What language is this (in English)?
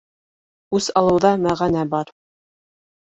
Bashkir